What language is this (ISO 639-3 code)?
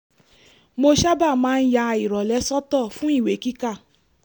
yor